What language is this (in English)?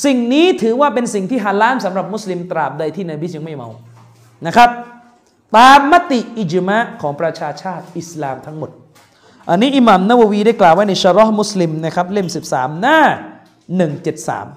Thai